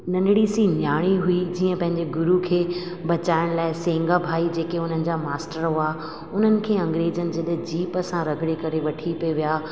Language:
Sindhi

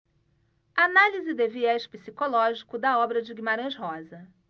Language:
Portuguese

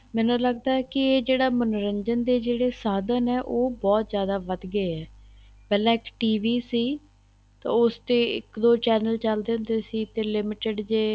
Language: Punjabi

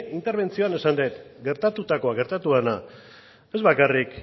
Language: Basque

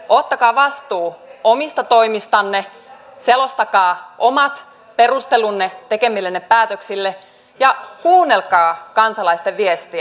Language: Finnish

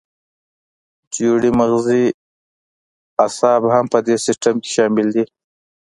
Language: Pashto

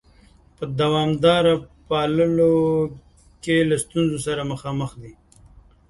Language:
Pashto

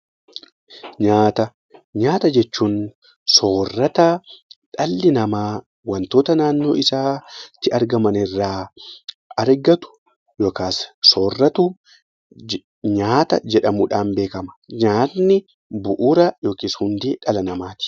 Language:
Oromo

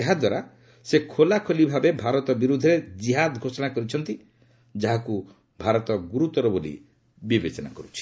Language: Odia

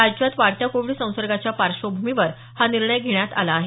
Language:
Marathi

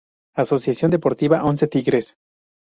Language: Spanish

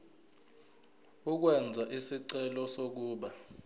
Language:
Zulu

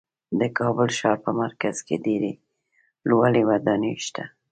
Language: Pashto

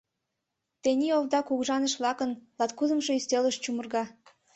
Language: Mari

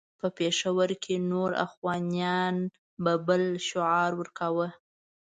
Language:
Pashto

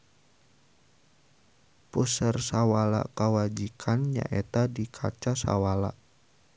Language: Sundanese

